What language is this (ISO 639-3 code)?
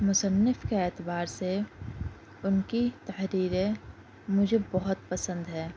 urd